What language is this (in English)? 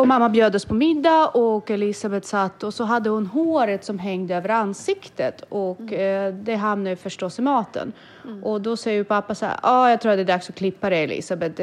Swedish